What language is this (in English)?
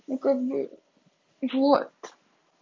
Russian